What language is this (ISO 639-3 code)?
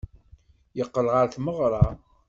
kab